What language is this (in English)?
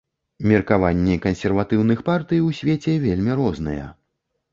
Belarusian